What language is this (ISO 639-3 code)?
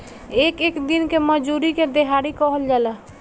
bho